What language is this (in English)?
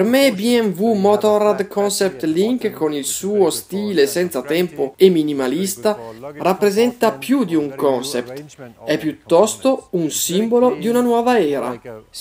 Italian